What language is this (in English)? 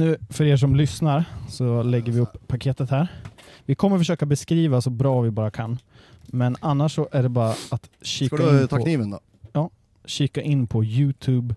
Swedish